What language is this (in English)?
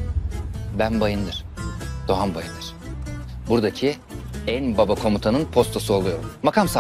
Turkish